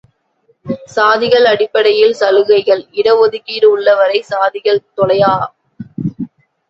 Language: Tamil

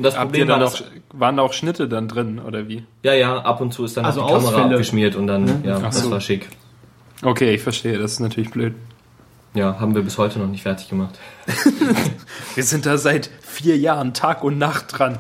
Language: German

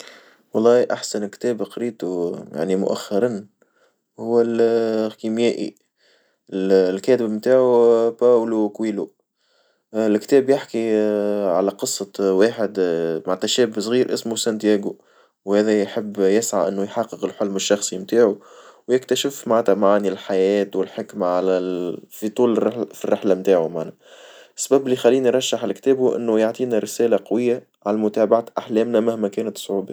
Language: Tunisian Arabic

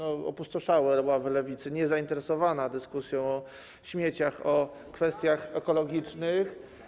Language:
Polish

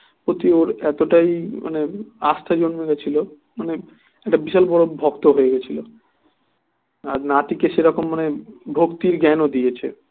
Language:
Bangla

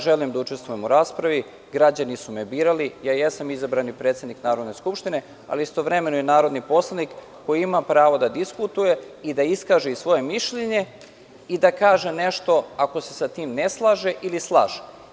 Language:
Serbian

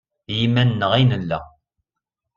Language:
Kabyle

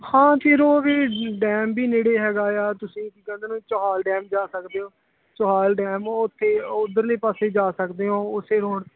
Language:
Punjabi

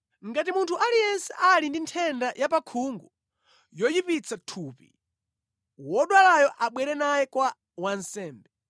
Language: Nyanja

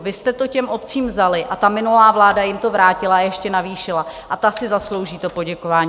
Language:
Czech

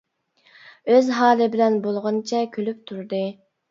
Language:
Uyghur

